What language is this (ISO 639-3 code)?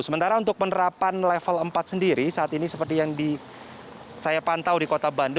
ind